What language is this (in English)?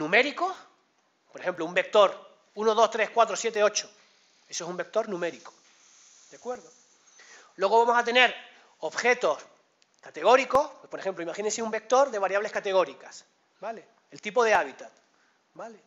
Spanish